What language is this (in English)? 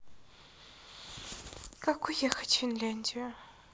Russian